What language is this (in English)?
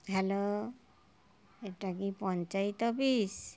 Bangla